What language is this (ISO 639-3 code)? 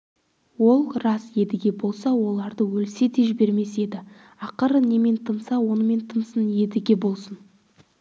kaz